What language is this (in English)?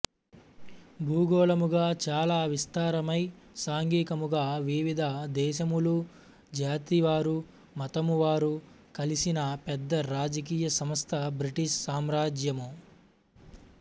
Telugu